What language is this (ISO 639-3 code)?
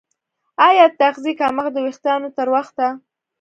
pus